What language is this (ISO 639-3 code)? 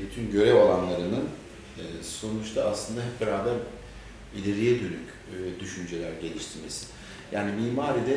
tur